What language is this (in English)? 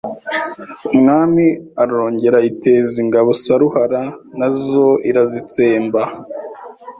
Kinyarwanda